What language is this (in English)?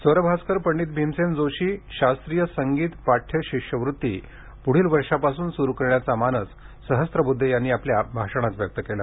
Marathi